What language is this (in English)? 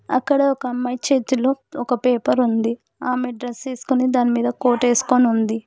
Telugu